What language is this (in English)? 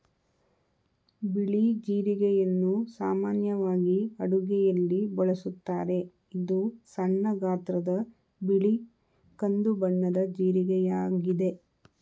Kannada